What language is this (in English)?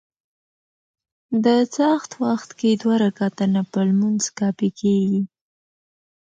Pashto